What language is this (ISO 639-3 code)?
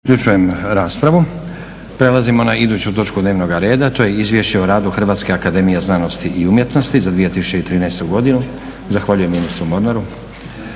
hrv